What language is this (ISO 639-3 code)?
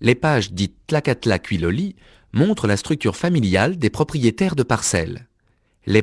fra